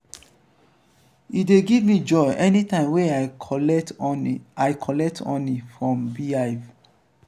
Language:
Nigerian Pidgin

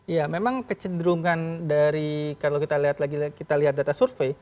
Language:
Indonesian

